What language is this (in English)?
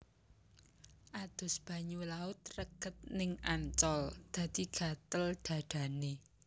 Javanese